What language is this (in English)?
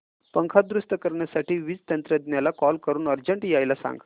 Marathi